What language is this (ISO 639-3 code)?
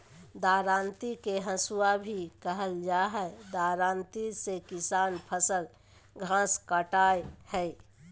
mag